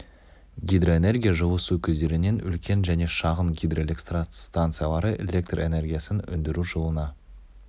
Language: Kazakh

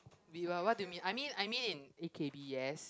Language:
English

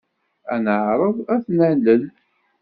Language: Kabyle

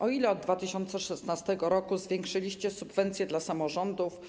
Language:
Polish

